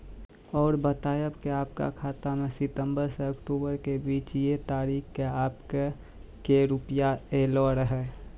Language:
Maithili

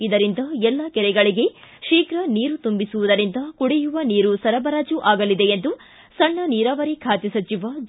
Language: Kannada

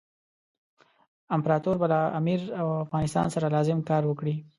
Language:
Pashto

